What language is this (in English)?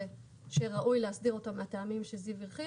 Hebrew